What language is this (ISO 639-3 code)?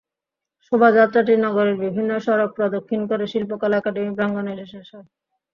ben